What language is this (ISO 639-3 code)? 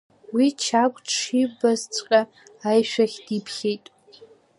abk